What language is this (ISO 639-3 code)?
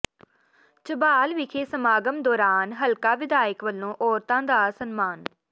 pan